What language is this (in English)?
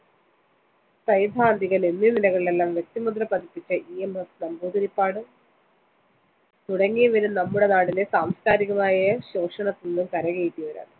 Malayalam